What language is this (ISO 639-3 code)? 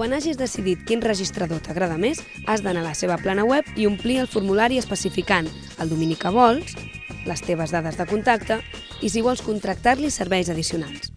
cat